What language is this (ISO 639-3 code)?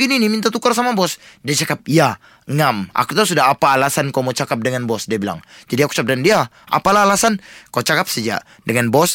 msa